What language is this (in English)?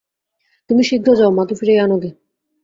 Bangla